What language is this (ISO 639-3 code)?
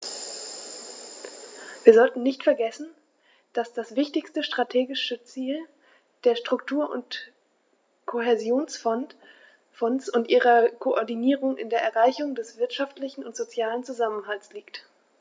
deu